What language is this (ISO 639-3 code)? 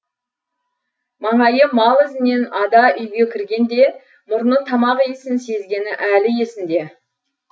kaz